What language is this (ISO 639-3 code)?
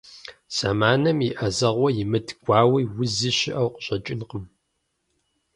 kbd